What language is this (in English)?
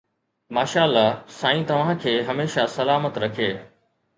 Sindhi